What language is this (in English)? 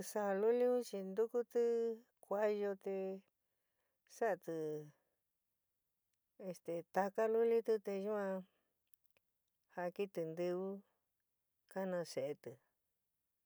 San Miguel El Grande Mixtec